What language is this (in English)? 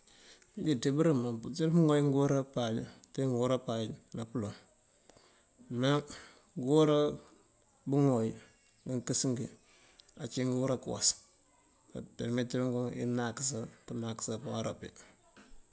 Mandjak